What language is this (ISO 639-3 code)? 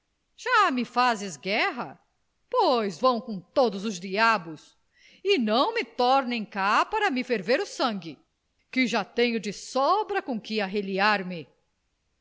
por